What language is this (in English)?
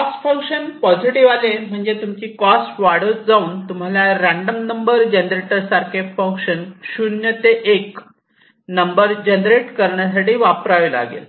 Marathi